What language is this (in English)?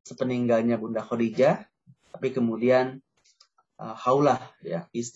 Indonesian